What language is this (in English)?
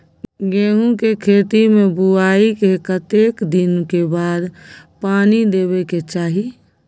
Maithili